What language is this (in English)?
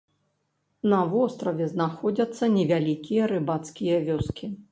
Belarusian